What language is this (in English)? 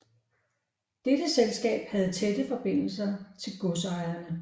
Danish